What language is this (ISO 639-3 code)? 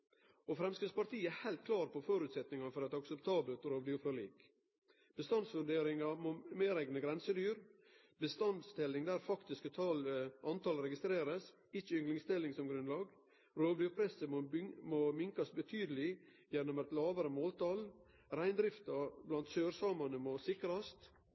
nno